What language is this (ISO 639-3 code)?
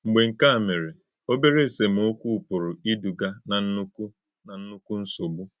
ibo